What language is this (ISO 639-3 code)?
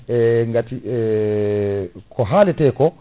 ful